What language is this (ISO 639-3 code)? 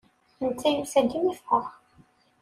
kab